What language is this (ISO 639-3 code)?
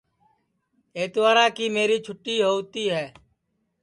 ssi